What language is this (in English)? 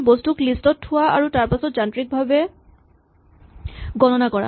Assamese